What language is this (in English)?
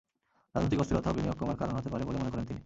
Bangla